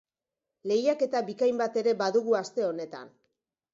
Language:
Basque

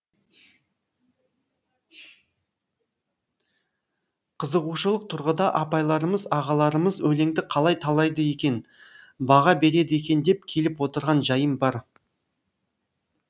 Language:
Kazakh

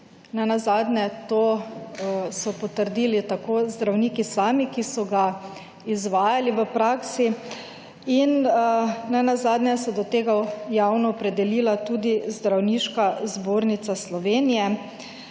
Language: Slovenian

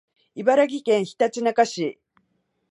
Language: Japanese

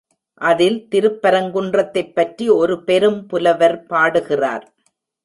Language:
Tamil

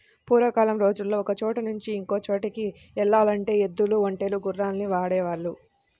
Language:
Telugu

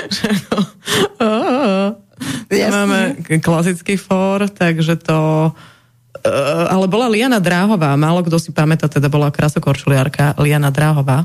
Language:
Slovak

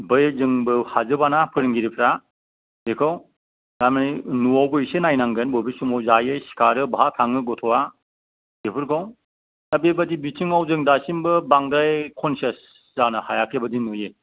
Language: Bodo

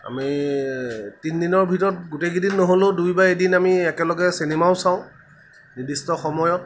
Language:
Assamese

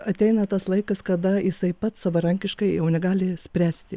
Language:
Lithuanian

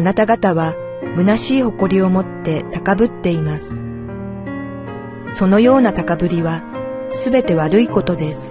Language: Japanese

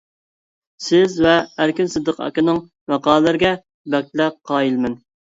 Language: Uyghur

